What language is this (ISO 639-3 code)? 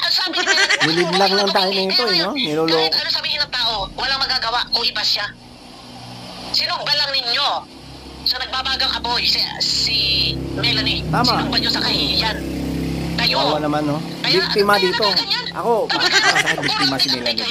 fil